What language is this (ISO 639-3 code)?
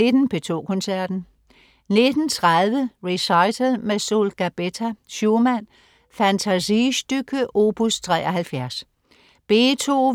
dan